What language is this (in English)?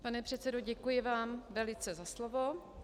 Czech